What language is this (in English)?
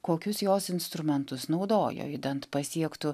Lithuanian